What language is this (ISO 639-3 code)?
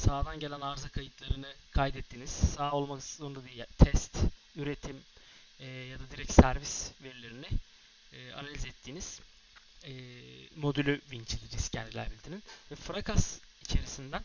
tur